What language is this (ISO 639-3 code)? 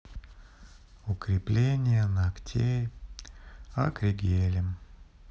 rus